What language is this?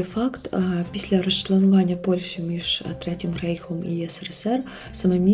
Ukrainian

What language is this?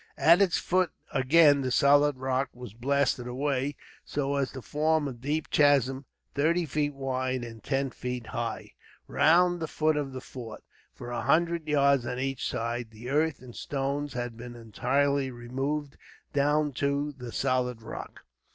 English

